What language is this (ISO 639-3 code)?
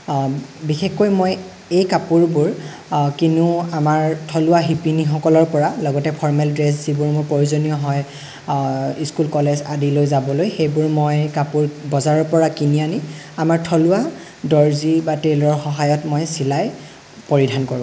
asm